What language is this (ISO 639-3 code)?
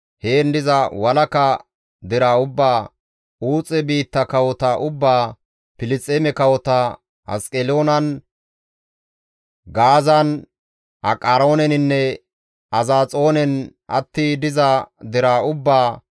gmv